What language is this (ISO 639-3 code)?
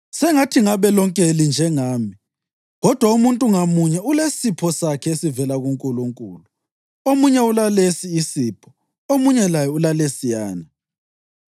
nde